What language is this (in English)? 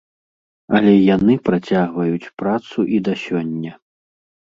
Belarusian